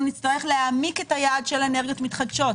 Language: Hebrew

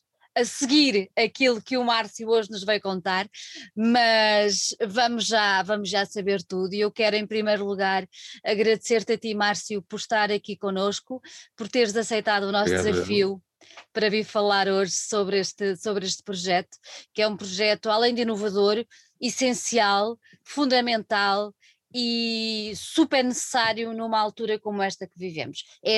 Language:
Portuguese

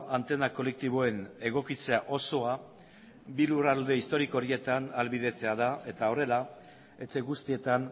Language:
Basque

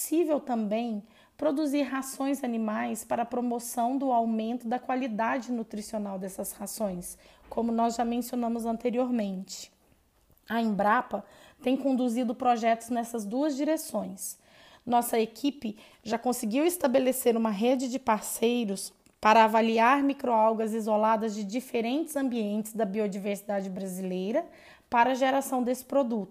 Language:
Portuguese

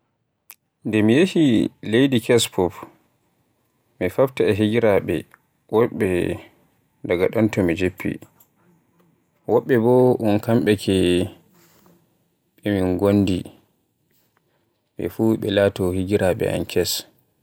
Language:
Borgu Fulfulde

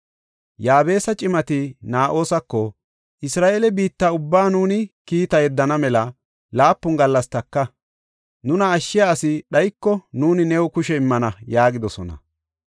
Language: Gofa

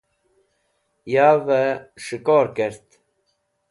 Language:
Wakhi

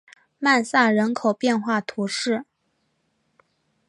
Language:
Chinese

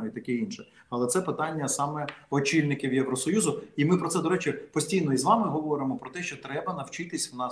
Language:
Ukrainian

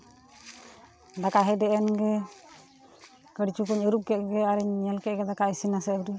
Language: Santali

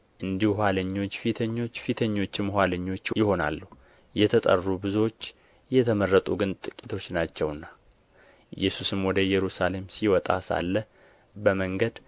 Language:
Amharic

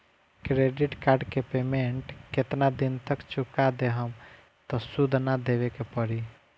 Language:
Bhojpuri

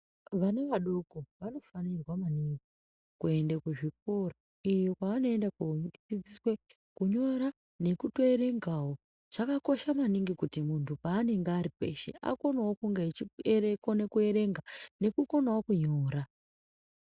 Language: Ndau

